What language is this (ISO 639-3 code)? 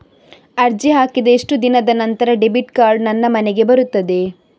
kan